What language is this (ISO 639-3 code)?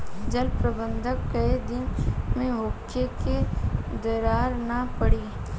bho